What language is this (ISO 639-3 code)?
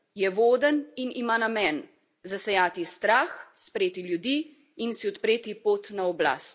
slv